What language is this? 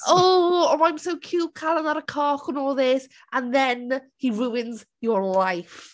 Welsh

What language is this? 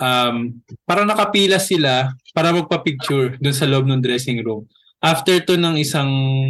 Filipino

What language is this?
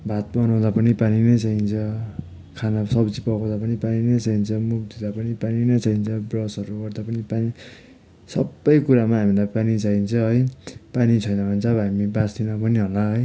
Nepali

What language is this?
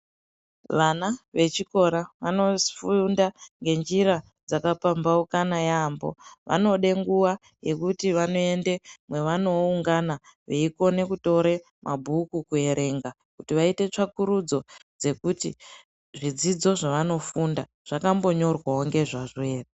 Ndau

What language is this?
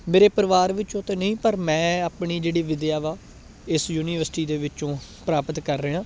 Punjabi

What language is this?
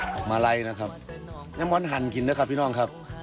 Thai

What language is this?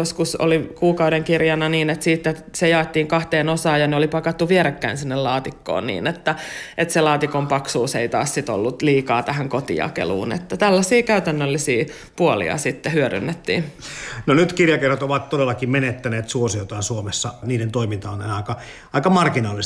Finnish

